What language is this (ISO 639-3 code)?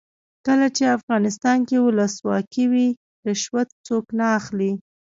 pus